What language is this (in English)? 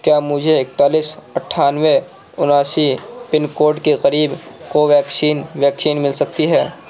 Urdu